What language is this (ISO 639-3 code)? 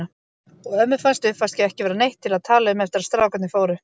isl